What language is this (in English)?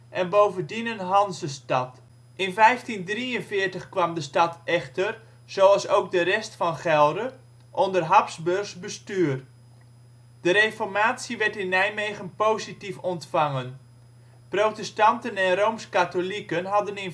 Dutch